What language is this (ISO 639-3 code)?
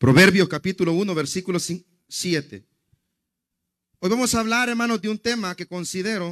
spa